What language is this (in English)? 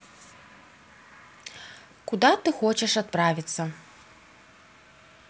Russian